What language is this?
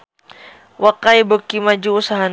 Sundanese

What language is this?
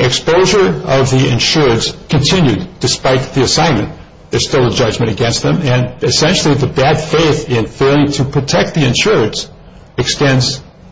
English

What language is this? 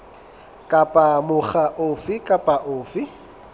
Southern Sotho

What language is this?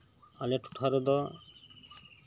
Santali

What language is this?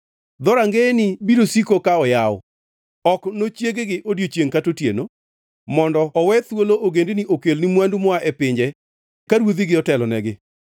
Luo (Kenya and Tanzania)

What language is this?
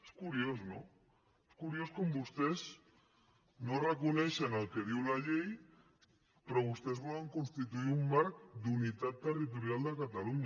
Catalan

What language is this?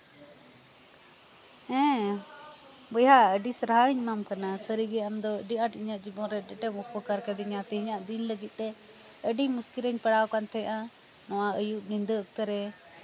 Santali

